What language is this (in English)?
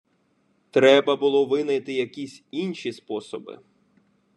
Ukrainian